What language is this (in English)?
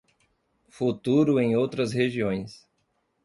Portuguese